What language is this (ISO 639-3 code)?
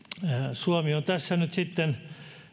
fin